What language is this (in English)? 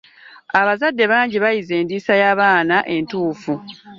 Ganda